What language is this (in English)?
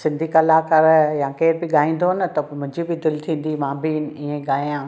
Sindhi